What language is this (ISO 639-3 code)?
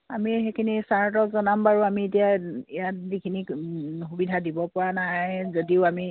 asm